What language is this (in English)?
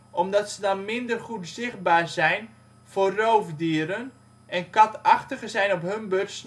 Dutch